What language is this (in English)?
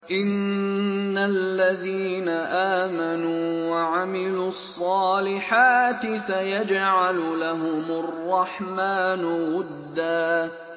Arabic